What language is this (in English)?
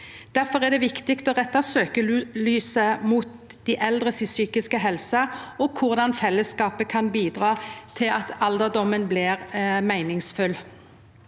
Norwegian